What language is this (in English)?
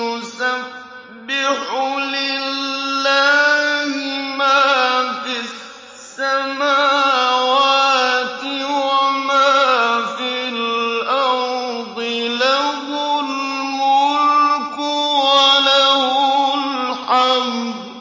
Arabic